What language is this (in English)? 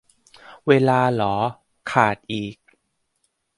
Thai